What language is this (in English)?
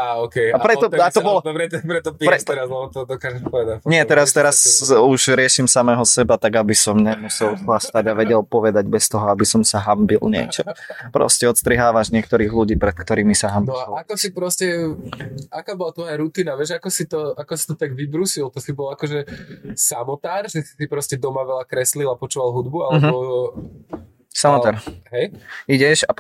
Slovak